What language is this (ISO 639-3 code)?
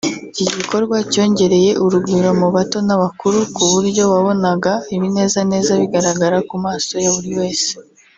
kin